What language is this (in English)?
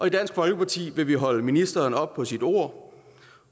Danish